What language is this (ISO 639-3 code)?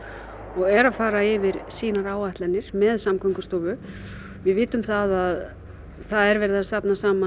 isl